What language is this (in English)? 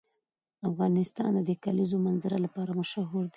Pashto